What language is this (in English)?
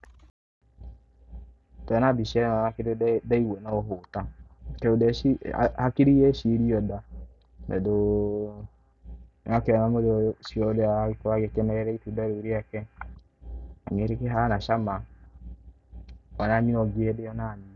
Kikuyu